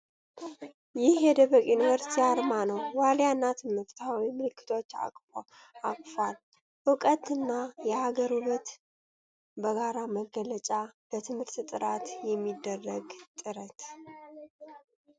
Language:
Amharic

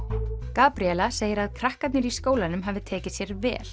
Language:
Icelandic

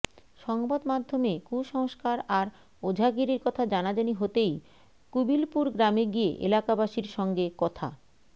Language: Bangla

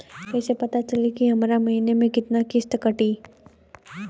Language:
Bhojpuri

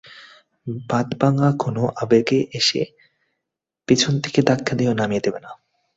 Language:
Bangla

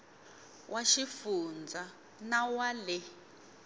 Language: Tsonga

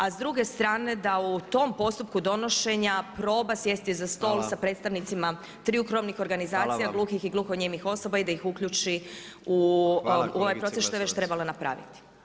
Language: Croatian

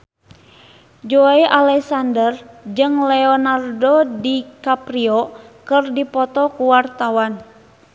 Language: Sundanese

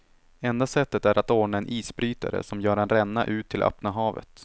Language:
Swedish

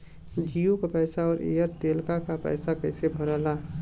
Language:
Bhojpuri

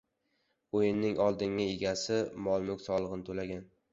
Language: Uzbek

